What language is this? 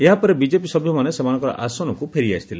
Odia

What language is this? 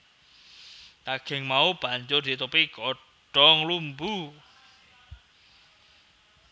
Javanese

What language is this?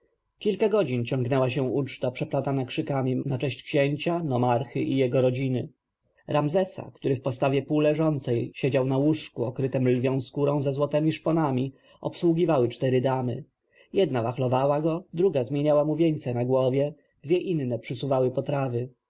Polish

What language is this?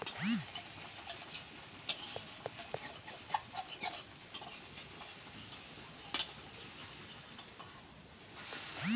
Bangla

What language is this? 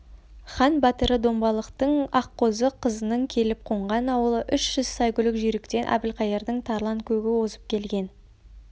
Kazakh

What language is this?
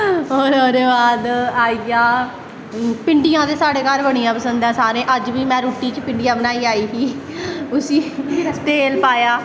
Dogri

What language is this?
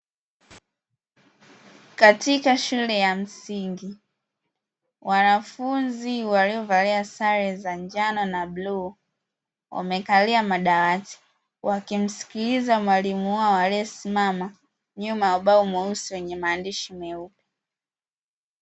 Swahili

